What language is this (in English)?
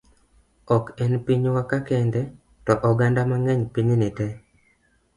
Luo (Kenya and Tanzania)